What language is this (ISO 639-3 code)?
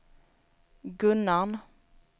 swe